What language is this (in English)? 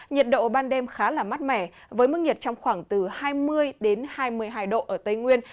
Vietnamese